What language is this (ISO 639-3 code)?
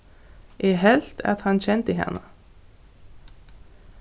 fao